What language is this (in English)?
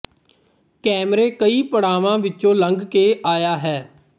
Punjabi